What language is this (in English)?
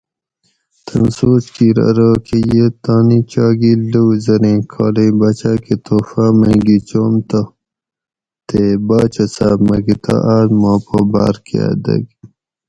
Gawri